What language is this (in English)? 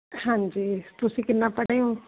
Punjabi